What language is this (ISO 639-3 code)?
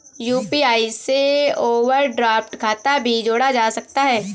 hin